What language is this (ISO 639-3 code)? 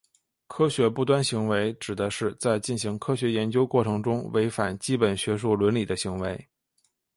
zho